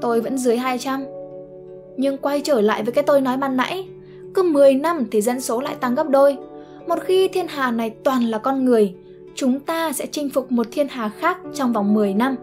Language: Vietnamese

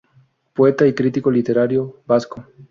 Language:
Spanish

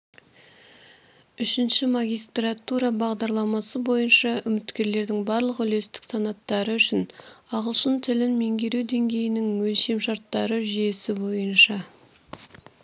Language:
Kazakh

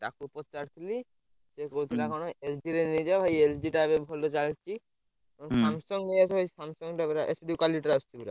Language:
Odia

